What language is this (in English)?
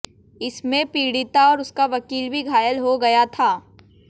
Hindi